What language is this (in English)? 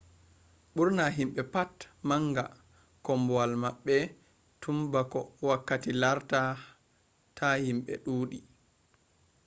Fula